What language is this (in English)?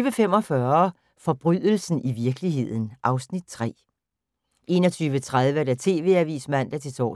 Danish